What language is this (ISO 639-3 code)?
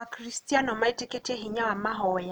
kik